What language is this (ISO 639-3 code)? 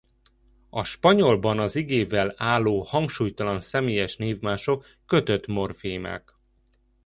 hun